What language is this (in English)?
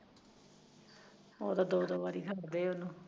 Punjabi